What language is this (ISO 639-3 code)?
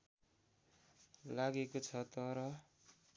nep